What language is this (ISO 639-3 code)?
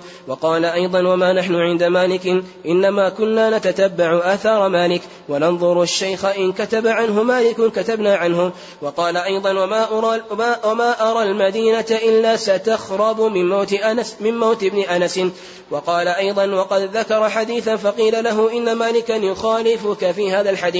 ara